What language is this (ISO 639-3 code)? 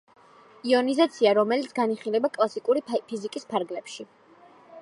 kat